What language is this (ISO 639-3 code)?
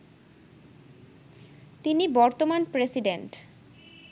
ben